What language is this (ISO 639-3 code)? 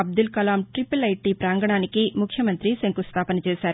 tel